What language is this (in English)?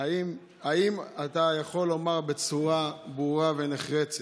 Hebrew